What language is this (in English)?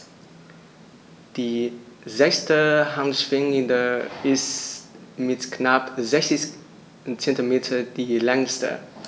German